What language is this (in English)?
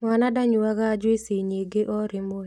Kikuyu